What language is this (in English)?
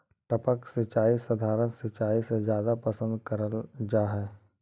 Magahi